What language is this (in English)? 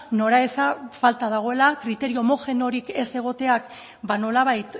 Basque